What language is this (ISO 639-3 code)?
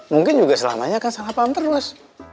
ind